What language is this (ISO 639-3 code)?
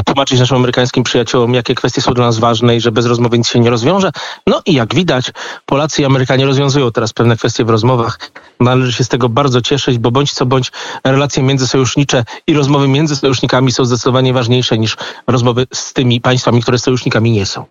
pol